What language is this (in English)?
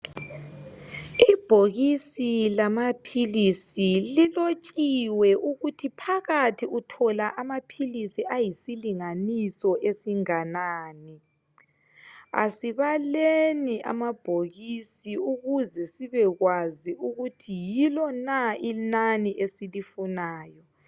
North Ndebele